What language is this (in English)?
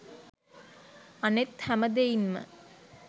Sinhala